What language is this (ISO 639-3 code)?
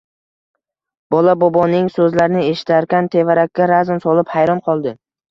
uzb